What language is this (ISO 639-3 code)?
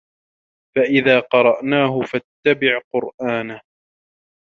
ara